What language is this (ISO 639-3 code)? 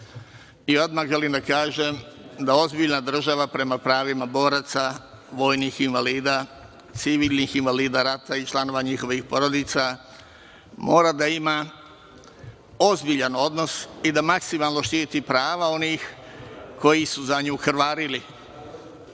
srp